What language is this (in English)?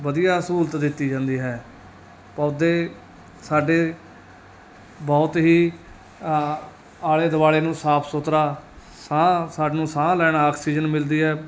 Punjabi